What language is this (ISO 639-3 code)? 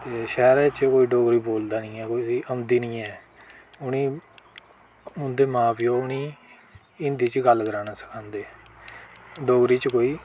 doi